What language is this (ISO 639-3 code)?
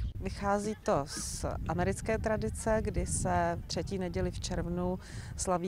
ces